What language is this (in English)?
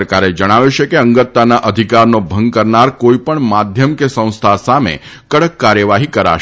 Gujarati